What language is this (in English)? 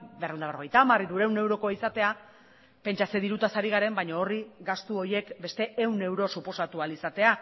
Basque